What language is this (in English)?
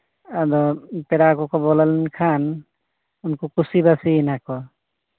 Santali